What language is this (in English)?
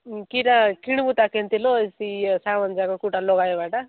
Odia